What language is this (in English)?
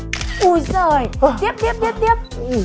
Vietnamese